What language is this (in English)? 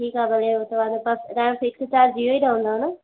Sindhi